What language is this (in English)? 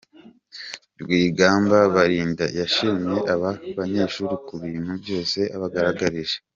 Kinyarwanda